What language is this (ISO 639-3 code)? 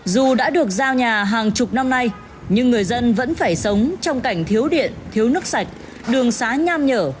vie